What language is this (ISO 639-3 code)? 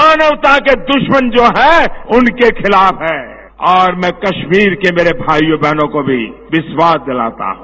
hin